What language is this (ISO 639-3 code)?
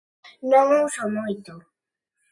glg